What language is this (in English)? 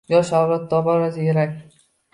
Uzbek